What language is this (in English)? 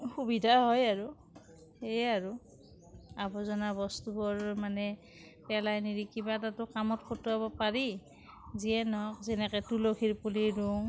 Assamese